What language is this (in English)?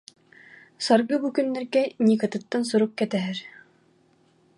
Yakut